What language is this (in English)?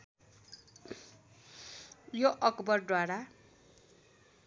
Nepali